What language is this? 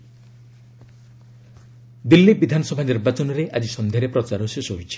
Odia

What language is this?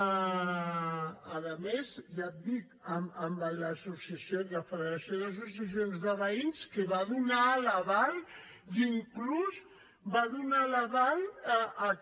Catalan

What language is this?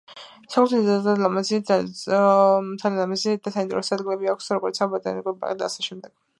Georgian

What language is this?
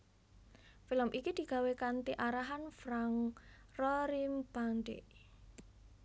Javanese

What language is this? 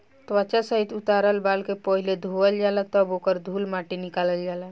Bhojpuri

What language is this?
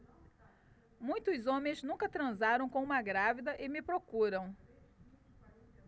Portuguese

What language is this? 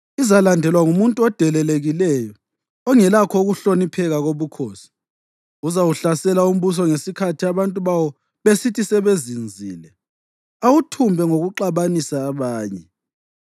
North Ndebele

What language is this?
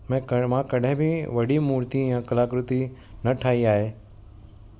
Sindhi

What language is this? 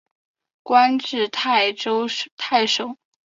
Chinese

